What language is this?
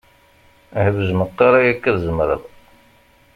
Kabyle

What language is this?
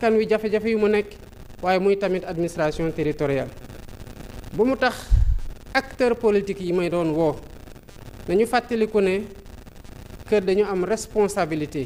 French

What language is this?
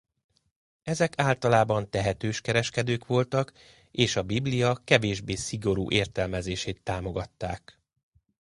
Hungarian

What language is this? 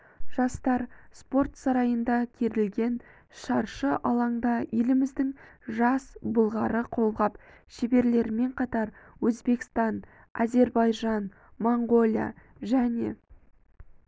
Kazakh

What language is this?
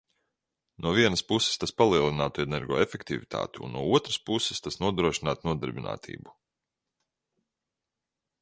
Latvian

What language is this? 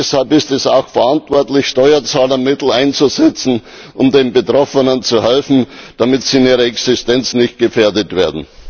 German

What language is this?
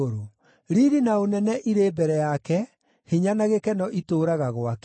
Kikuyu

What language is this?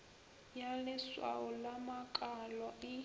Northern Sotho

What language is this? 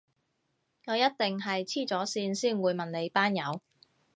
Cantonese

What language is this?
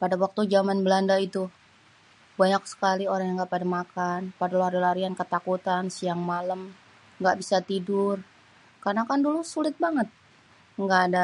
Betawi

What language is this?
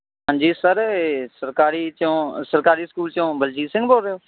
Punjabi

